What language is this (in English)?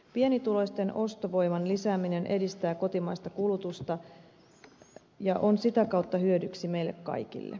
Finnish